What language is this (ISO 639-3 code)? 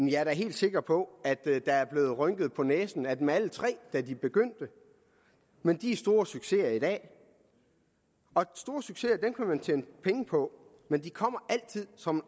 dan